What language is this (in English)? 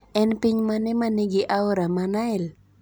Luo (Kenya and Tanzania)